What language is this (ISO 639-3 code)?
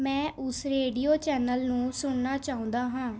pan